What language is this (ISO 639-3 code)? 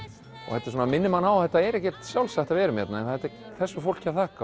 isl